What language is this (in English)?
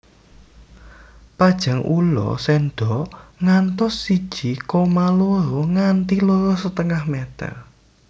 Javanese